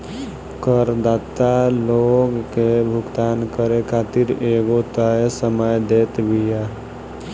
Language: Bhojpuri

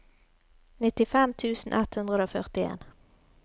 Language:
Norwegian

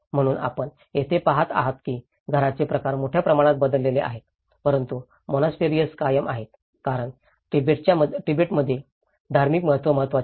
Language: Marathi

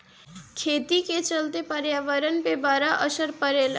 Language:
Bhojpuri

